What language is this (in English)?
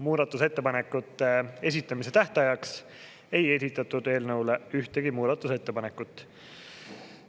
Estonian